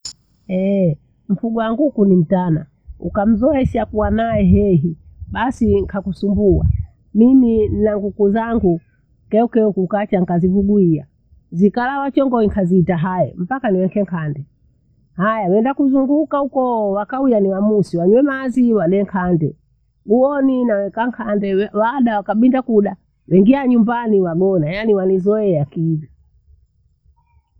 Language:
Bondei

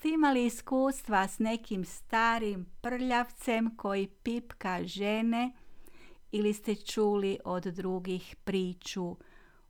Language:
Croatian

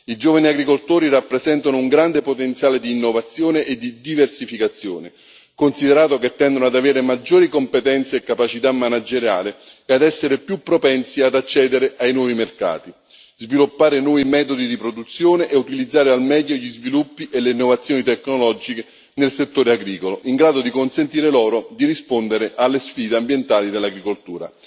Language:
Italian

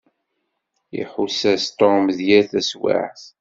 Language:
Kabyle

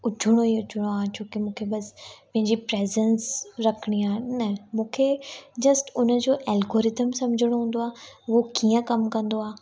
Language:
Sindhi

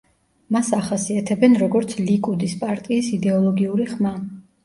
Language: Georgian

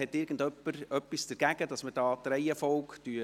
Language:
Swiss German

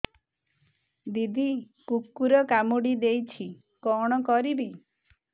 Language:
Odia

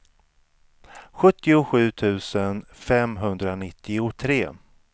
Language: Swedish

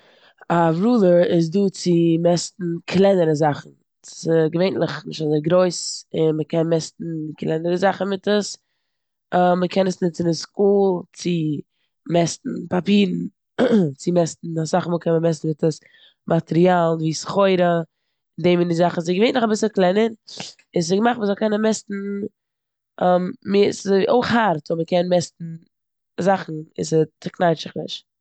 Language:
Yiddish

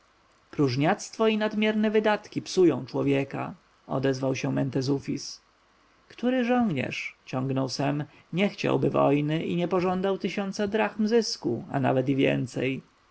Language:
Polish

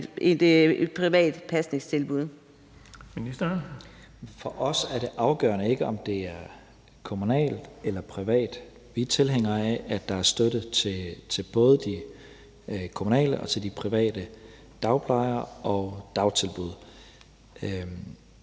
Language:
Danish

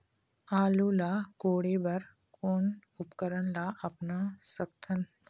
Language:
Chhattisgarhi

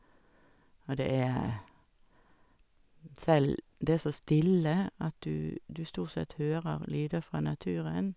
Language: Norwegian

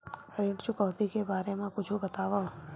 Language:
Chhattisgarhi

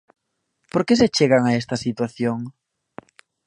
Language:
Galician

